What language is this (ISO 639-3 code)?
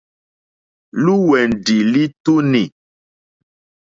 bri